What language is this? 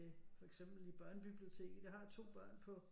Danish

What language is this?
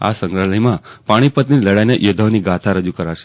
Gujarati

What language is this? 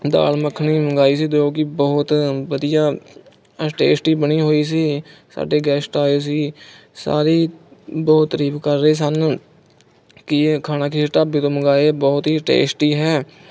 Punjabi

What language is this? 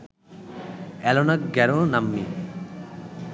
Bangla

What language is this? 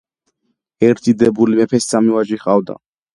Georgian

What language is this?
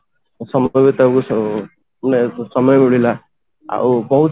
Odia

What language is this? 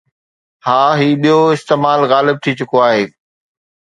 Sindhi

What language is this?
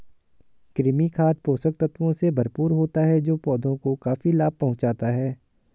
Hindi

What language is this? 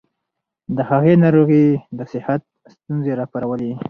Pashto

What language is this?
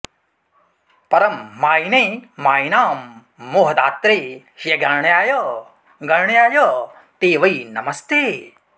Sanskrit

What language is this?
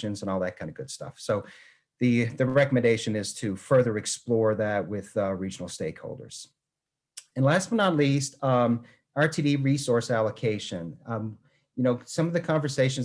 English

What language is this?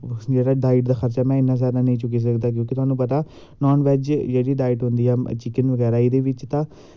Dogri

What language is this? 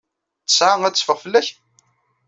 Kabyle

